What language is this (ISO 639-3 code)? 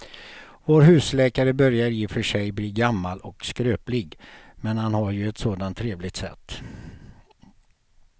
swe